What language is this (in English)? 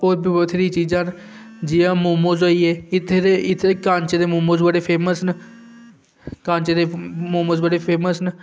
Dogri